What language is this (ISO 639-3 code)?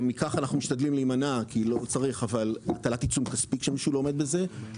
heb